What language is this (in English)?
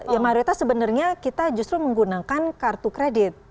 Indonesian